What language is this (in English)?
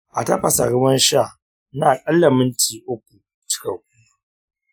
Hausa